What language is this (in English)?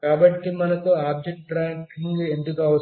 Telugu